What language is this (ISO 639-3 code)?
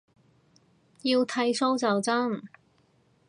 yue